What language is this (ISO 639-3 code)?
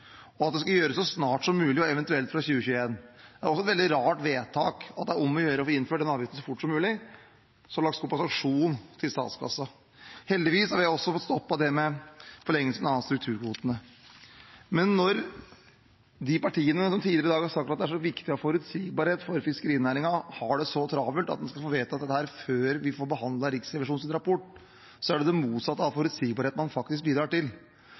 nob